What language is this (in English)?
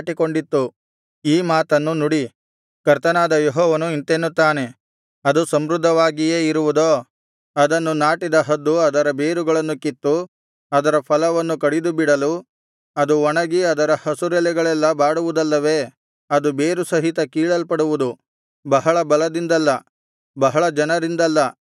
Kannada